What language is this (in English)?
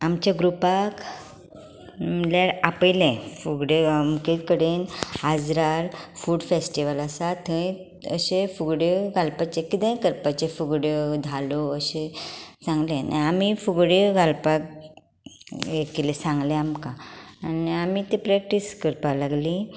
Konkani